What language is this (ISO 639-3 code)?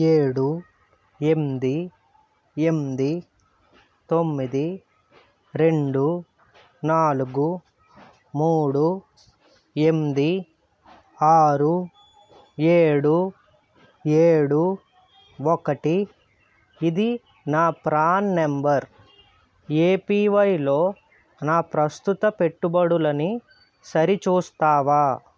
tel